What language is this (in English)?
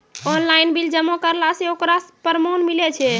Maithili